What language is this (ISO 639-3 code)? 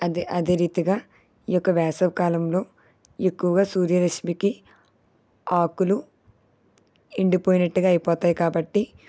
tel